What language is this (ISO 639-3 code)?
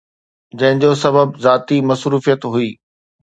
snd